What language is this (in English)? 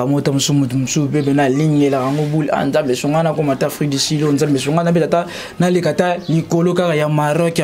French